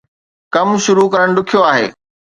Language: Sindhi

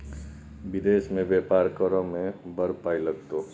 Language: Maithili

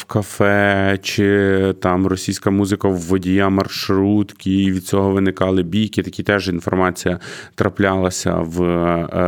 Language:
Ukrainian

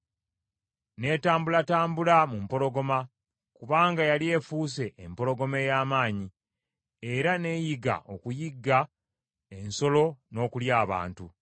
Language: Ganda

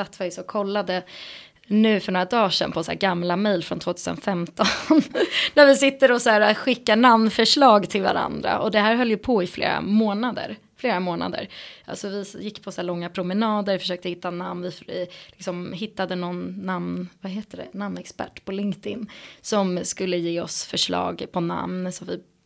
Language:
Swedish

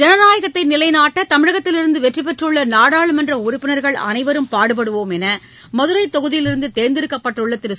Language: Tamil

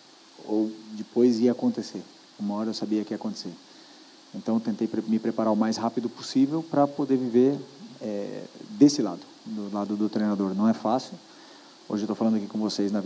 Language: Portuguese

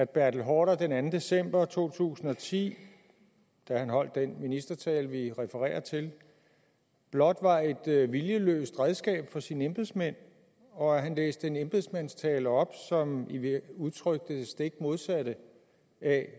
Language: Danish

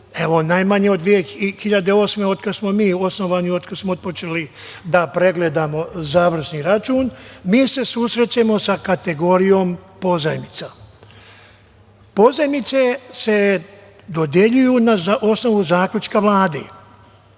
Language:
Serbian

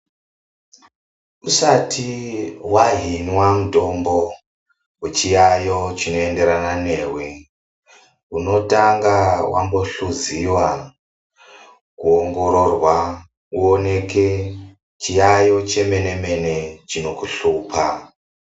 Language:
Ndau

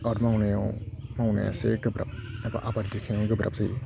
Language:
Bodo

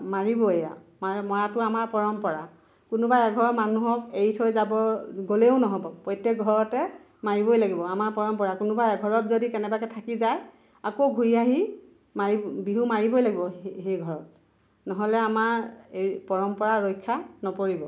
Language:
Assamese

